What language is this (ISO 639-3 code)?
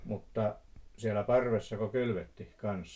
fin